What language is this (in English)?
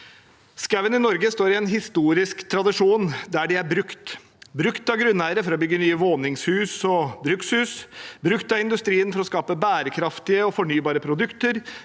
Norwegian